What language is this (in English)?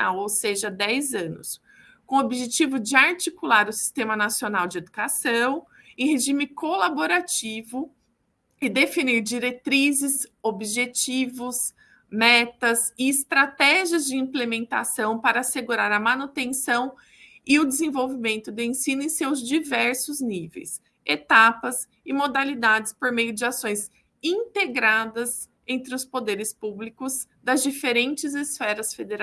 Portuguese